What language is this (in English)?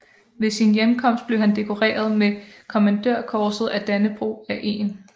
Danish